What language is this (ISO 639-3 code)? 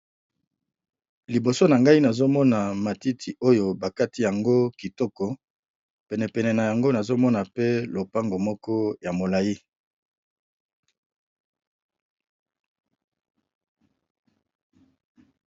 lin